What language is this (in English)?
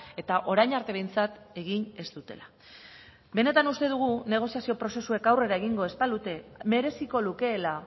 Basque